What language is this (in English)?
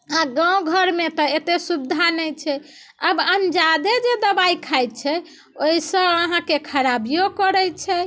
Maithili